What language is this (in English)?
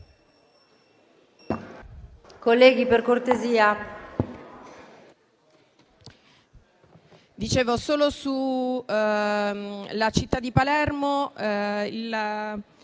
Italian